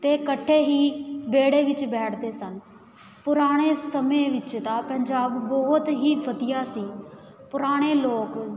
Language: Punjabi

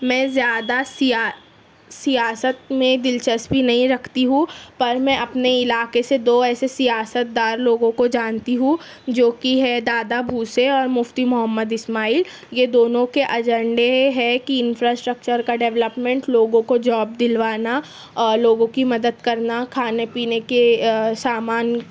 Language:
Urdu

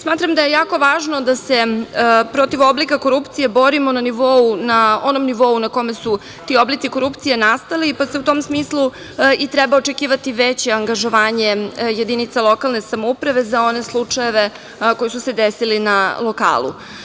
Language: Serbian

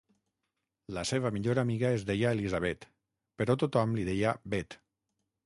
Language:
Catalan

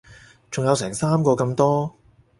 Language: Cantonese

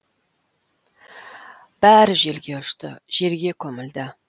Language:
Kazakh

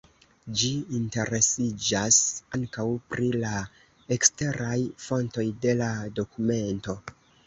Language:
Esperanto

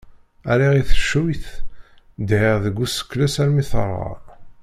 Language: Kabyle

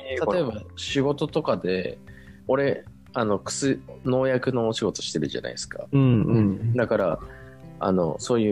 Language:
Japanese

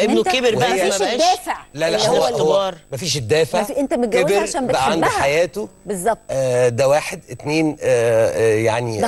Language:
Arabic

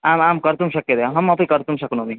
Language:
Sanskrit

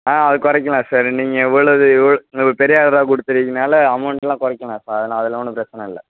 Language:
Tamil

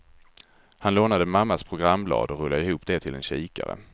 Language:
Swedish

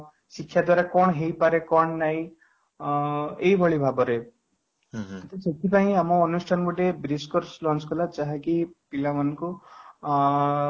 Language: Odia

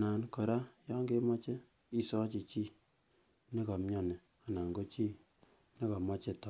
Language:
Kalenjin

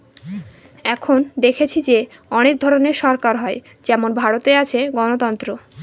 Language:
Bangla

